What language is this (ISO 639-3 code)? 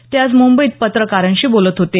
mar